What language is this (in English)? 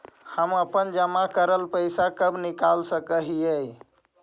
Magahi